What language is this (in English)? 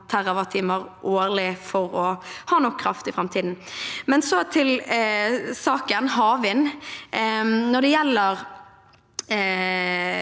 Norwegian